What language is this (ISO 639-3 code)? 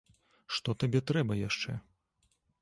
bel